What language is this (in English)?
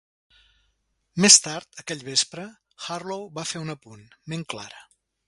Catalan